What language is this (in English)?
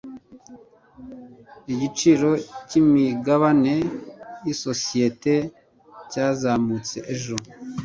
Kinyarwanda